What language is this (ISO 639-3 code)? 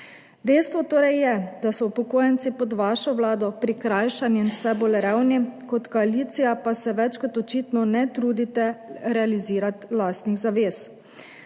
slv